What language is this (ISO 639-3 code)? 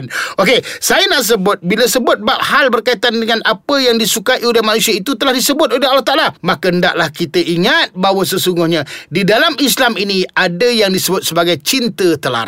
msa